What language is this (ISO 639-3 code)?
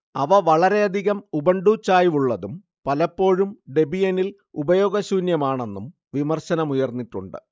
mal